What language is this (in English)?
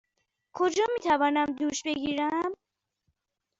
Persian